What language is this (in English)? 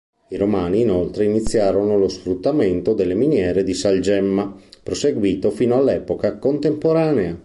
Italian